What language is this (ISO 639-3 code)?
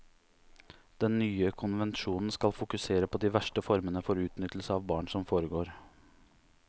nor